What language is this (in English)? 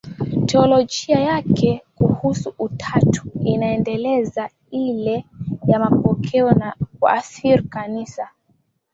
Swahili